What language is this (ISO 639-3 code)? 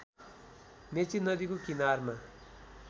nep